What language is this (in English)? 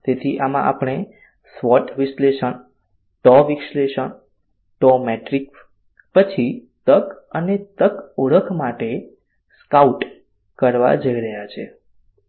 Gujarati